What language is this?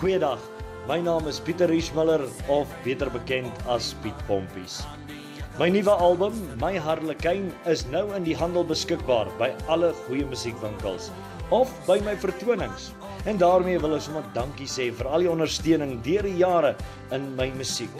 Dutch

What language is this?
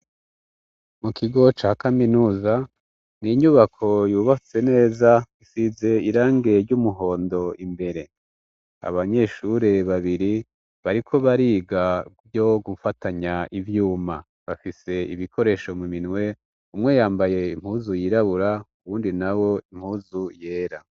Rundi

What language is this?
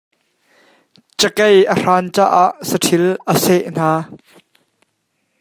Hakha Chin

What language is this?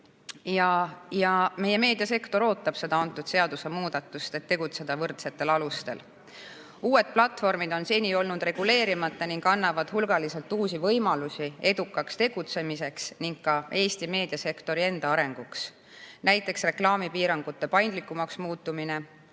Estonian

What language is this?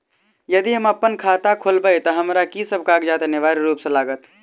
Maithili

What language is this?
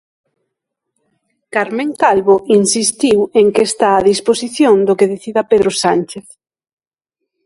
Galician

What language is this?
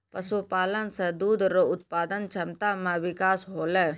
Maithili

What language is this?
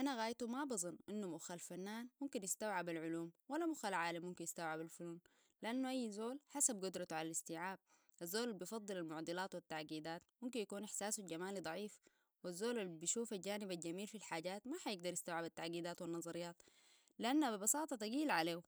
Sudanese Arabic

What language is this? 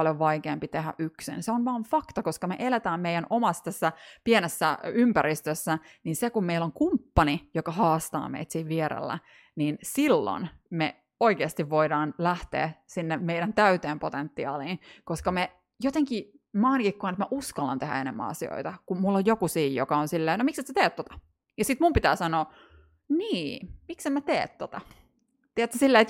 Finnish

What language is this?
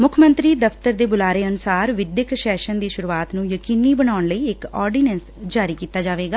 Punjabi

